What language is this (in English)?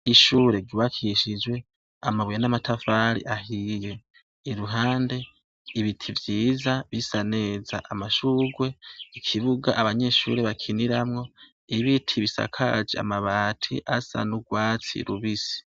Rundi